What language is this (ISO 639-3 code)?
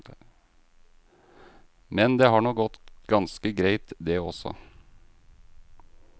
nor